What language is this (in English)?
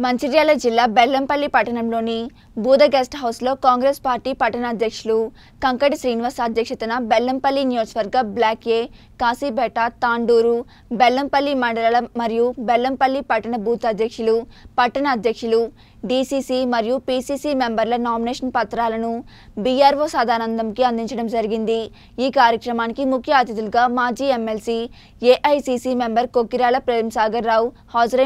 Hindi